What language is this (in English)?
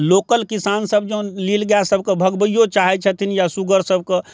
Maithili